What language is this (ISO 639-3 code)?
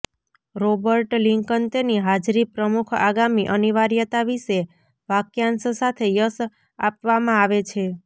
guj